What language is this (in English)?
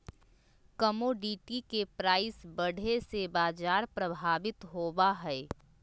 Magahi